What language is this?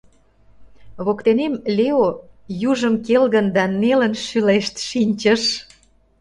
Mari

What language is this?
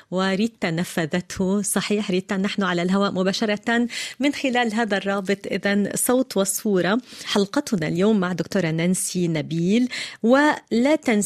Arabic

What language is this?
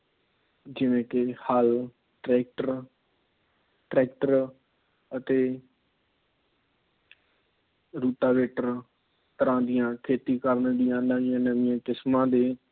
Punjabi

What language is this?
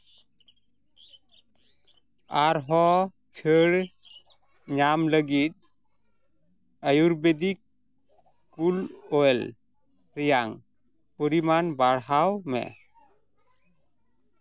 Santali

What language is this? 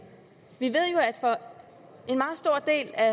Danish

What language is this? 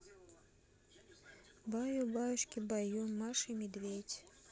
Russian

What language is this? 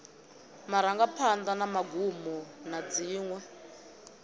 Venda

